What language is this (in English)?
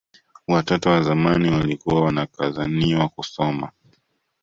Swahili